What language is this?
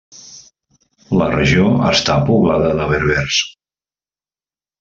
Catalan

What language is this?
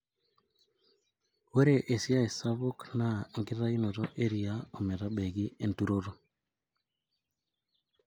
Masai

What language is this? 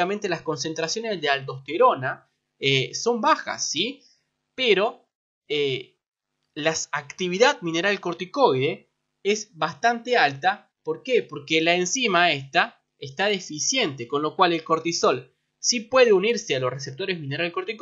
Spanish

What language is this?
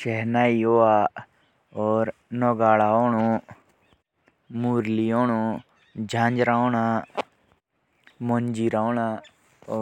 Jaunsari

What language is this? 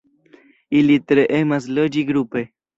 Esperanto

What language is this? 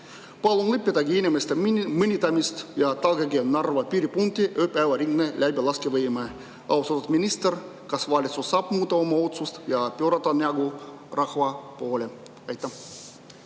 Estonian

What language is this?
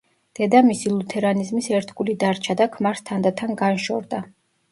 Georgian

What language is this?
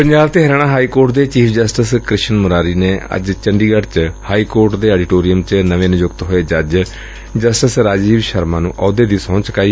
Punjabi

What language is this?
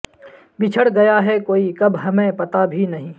Urdu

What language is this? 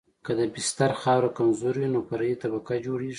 Pashto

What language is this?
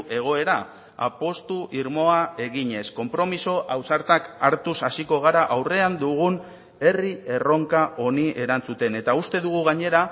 Basque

